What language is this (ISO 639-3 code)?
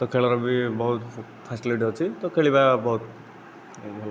ori